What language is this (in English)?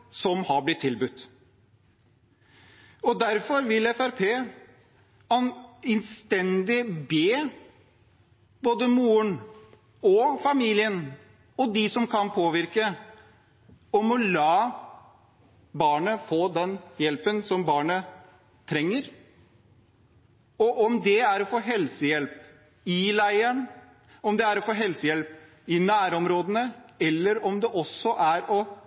Norwegian Bokmål